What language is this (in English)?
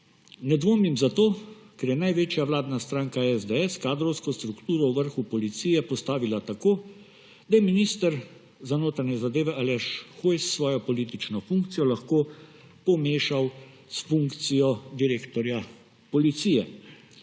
Slovenian